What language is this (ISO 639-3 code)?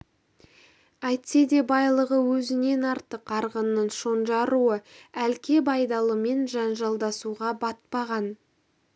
kaz